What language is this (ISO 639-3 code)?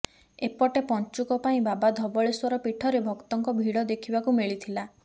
ori